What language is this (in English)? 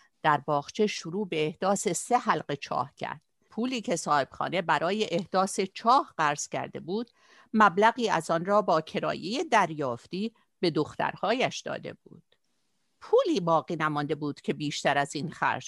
Persian